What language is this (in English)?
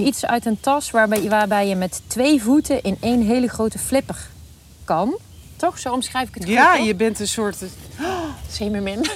Dutch